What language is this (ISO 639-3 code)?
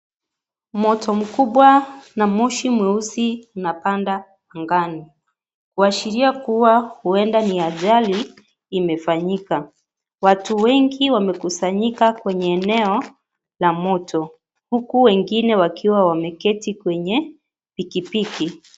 swa